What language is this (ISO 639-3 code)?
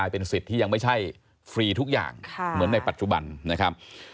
tha